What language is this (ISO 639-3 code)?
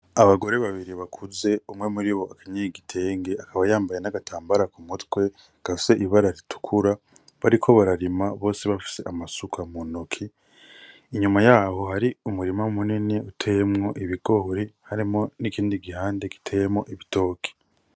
run